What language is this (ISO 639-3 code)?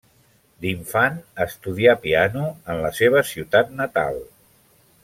cat